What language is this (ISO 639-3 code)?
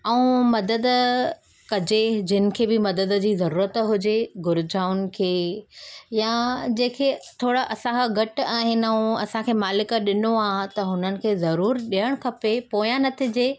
snd